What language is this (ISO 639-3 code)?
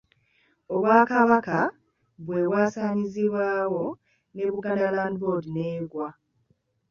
lug